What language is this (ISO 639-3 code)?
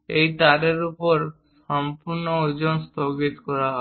ben